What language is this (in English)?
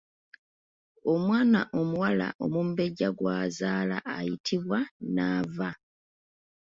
Ganda